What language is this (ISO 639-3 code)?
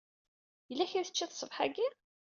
kab